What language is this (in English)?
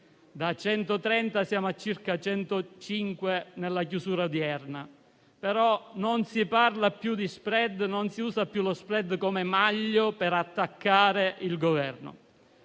Italian